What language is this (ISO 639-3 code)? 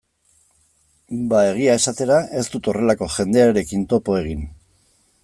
eus